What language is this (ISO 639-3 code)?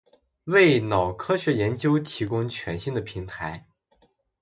zho